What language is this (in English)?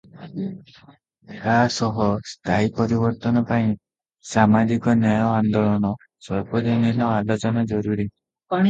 Odia